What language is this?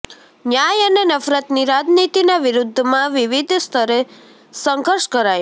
Gujarati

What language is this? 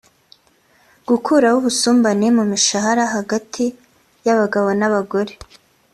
Kinyarwanda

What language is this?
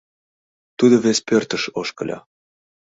Mari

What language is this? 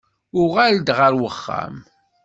Kabyle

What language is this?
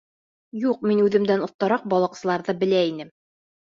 Bashkir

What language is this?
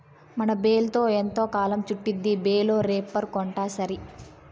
Telugu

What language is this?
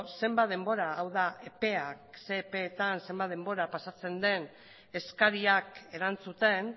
Basque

